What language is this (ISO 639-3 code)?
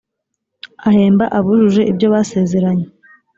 kin